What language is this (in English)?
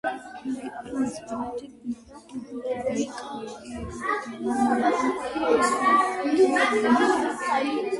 Georgian